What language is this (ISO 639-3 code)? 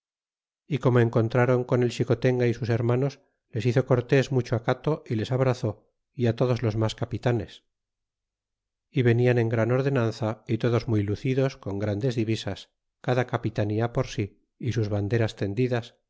spa